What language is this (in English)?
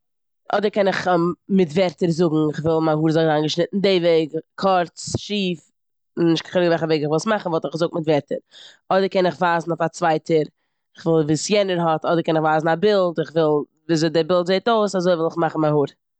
Yiddish